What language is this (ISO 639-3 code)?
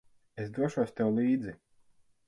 lav